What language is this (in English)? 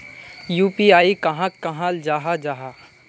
Magahi